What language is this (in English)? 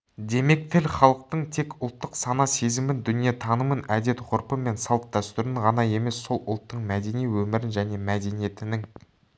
Kazakh